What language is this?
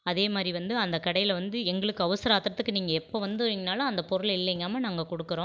Tamil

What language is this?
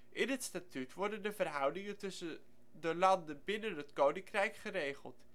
Dutch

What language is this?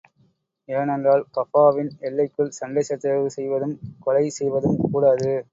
Tamil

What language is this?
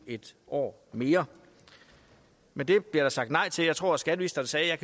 Danish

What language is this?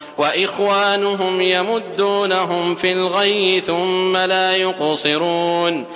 Arabic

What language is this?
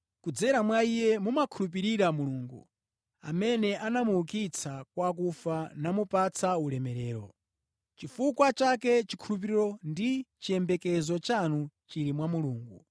Nyanja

